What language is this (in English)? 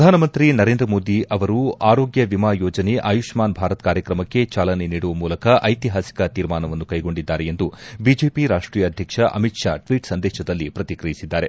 Kannada